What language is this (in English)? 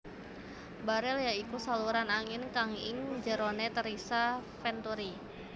Javanese